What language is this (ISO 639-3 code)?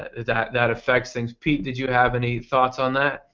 eng